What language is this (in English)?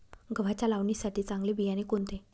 Marathi